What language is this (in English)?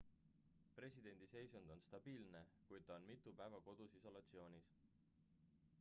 Estonian